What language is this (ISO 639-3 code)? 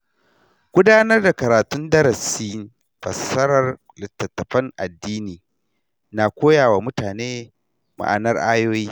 hau